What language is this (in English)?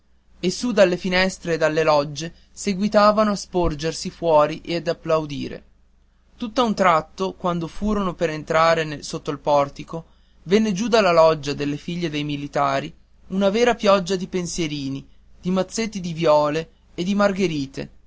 Italian